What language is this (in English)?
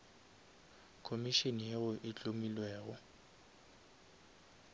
Northern Sotho